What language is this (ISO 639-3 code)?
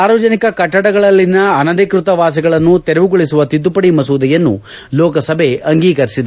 kan